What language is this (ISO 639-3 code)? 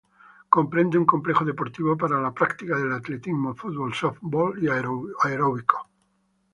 spa